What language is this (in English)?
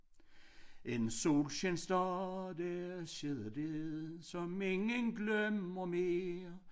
Danish